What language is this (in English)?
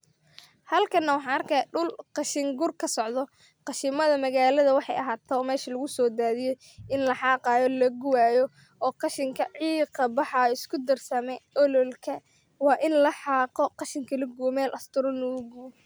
Somali